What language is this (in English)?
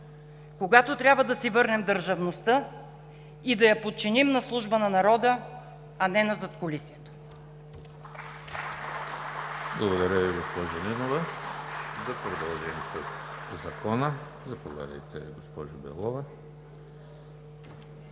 Bulgarian